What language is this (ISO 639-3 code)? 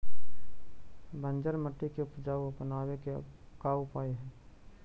mag